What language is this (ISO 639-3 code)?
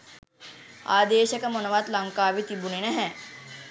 sin